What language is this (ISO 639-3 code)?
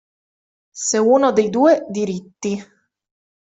ita